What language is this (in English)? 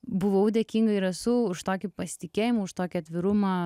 Lithuanian